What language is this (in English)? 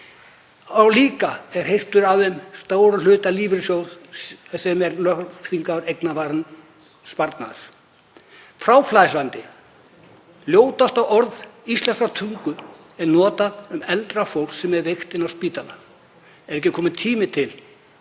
Icelandic